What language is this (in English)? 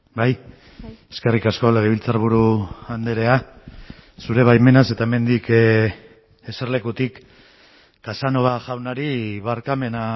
Basque